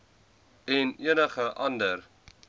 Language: Afrikaans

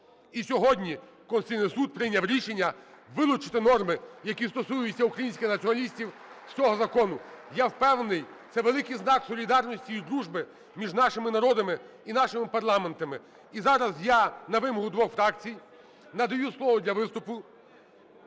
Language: Ukrainian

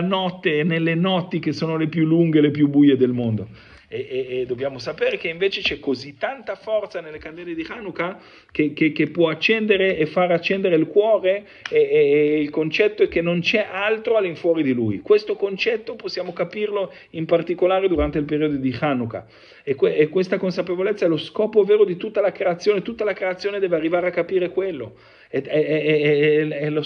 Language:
Italian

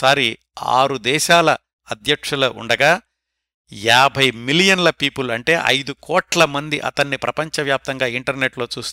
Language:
Telugu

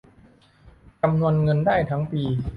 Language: Thai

